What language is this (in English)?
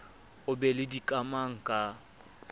Southern Sotho